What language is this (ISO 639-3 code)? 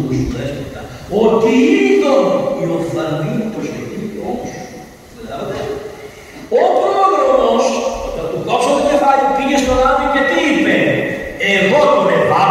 ell